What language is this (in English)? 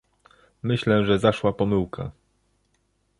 Polish